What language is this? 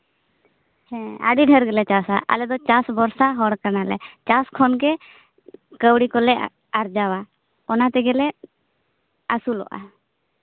Santali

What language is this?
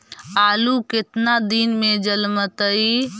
Magahi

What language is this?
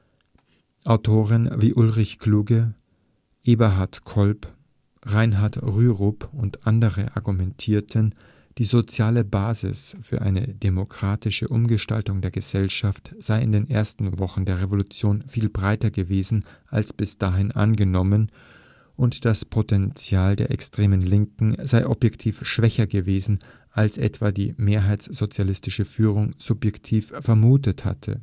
German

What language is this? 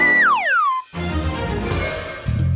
Indonesian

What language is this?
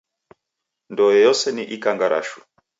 Taita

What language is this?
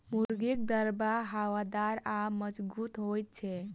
Maithili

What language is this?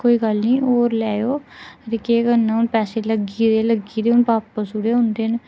Dogri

